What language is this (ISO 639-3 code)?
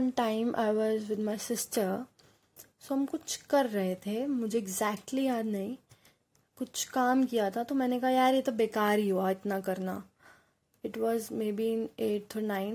hin